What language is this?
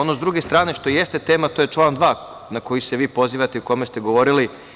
Serbian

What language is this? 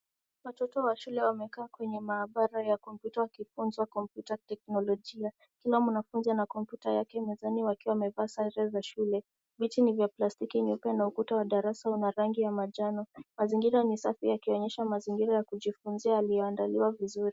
Swahili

